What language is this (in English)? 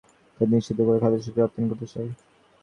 Bangla